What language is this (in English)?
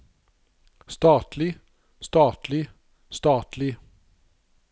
Norwegian